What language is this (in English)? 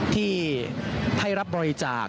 Thai